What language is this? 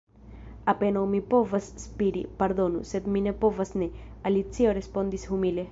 Esperanto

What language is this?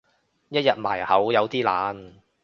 Cantonese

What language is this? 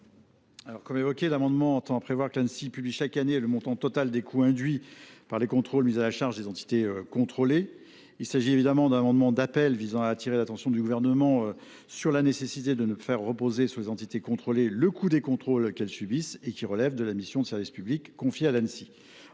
French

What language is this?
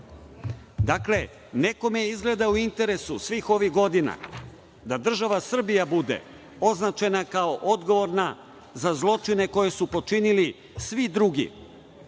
Serbian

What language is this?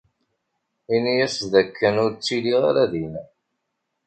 Kabyle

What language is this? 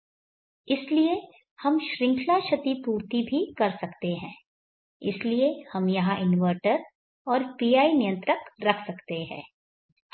Hindi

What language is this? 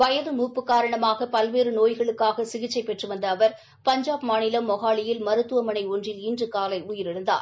Tamil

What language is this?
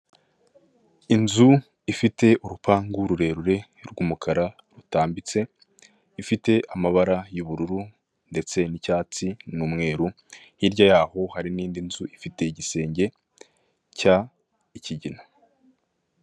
Kinyarwanda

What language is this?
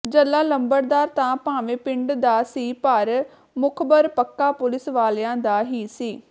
Punjabi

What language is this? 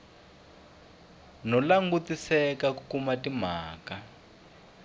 Tsonga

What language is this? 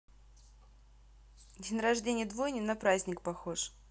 Russian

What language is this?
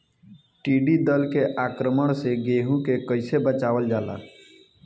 Bhojpuri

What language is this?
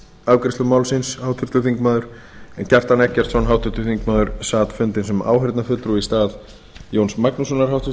Icelandic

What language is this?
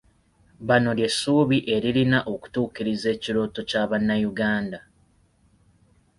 Ganda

